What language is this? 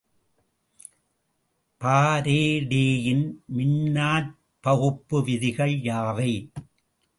Tamil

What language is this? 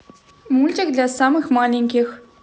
Russian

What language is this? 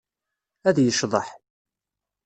Kabyle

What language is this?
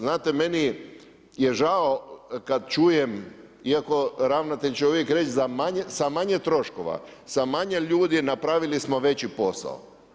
Croatian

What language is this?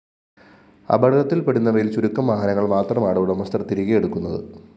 Malayalam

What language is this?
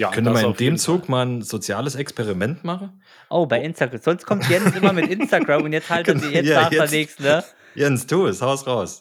German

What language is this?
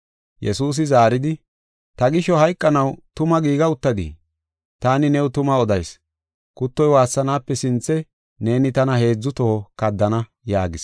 Gofa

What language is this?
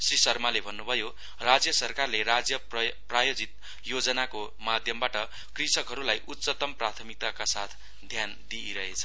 Nepali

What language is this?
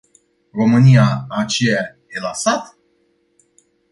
Romanian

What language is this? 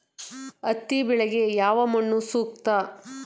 Kannada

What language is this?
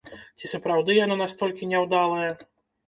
Belarusian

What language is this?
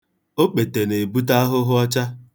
Igbo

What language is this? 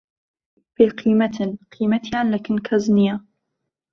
Central Kurdish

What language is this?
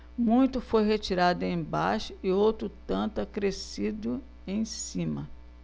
Portuguese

